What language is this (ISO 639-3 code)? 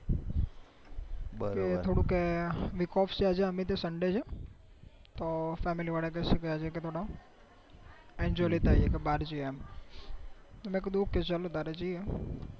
guj